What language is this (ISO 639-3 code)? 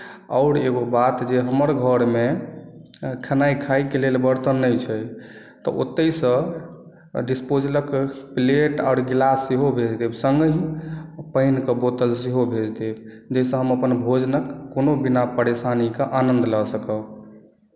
mai